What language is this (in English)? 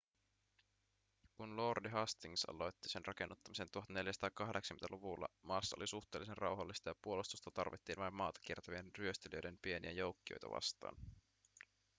Finnish